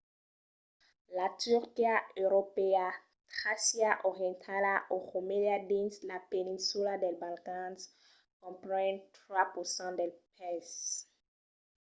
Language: Occitan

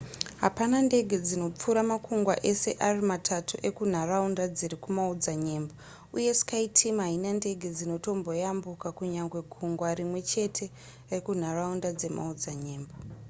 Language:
Shona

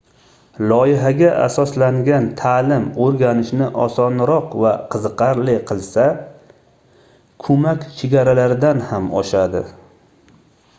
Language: Uzbek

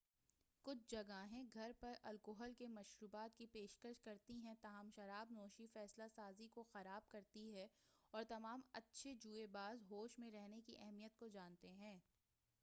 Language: Urdu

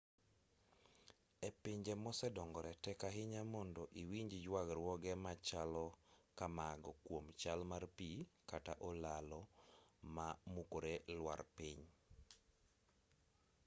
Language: Luo (Kenya and Tanzania)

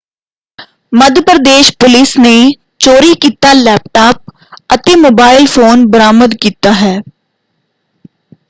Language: Punjabi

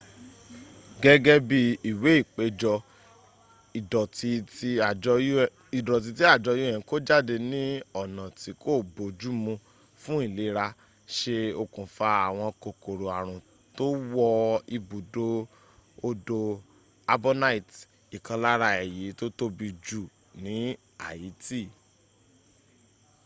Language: Yoruba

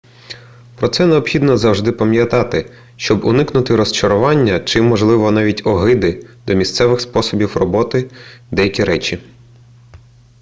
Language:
Ukrainian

